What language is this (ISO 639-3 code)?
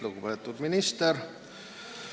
est